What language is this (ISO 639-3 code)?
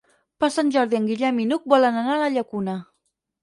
cat